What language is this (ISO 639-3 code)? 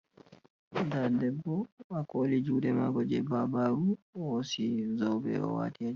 ful